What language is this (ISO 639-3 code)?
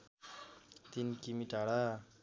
nep